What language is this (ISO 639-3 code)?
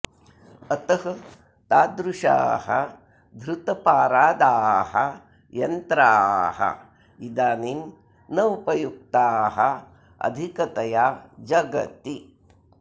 san